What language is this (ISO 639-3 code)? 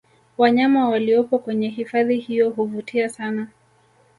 swa